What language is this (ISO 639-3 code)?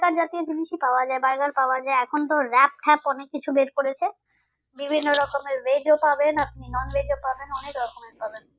ben